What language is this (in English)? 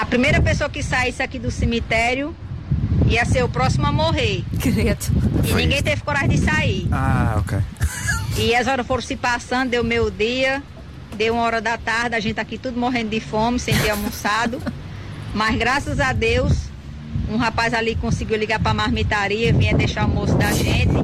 Portuguese